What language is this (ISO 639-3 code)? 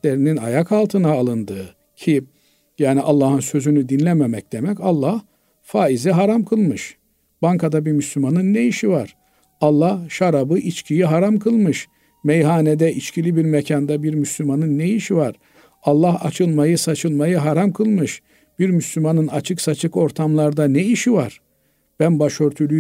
tur